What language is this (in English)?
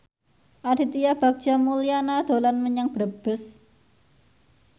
Javanese